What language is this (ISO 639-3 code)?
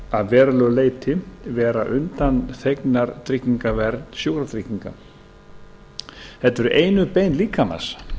isl